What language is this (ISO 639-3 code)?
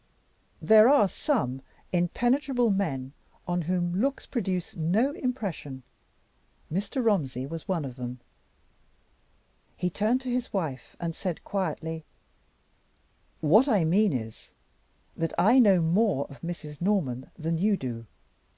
eng